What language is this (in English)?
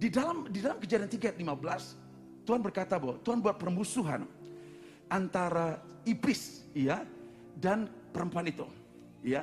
Indonesian